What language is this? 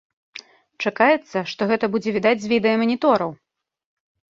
Belarusian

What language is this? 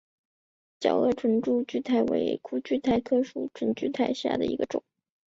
Chinese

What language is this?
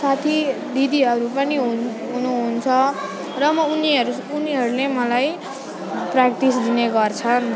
Nepali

